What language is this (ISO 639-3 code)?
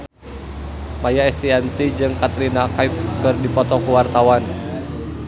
sun